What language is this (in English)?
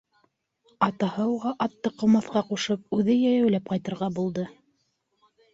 Bashkir